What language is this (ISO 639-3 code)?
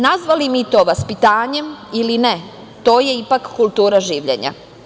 srp